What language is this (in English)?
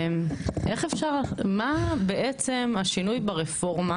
Hebrew